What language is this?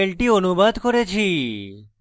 Bangla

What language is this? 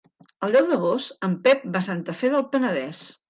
Catalan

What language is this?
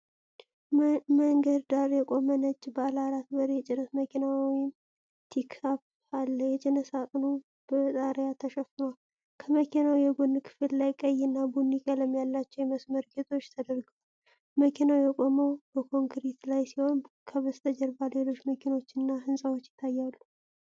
Amharic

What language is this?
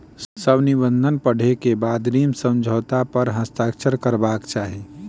Maithili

